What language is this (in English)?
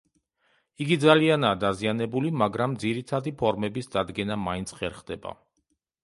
Georgian